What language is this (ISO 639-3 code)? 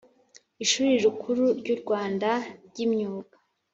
kin